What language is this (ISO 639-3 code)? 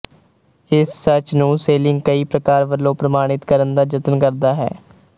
pan